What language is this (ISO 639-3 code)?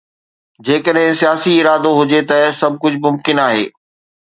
snd